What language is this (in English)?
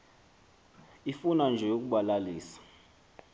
Xhosa